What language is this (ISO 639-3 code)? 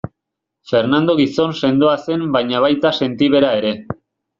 eus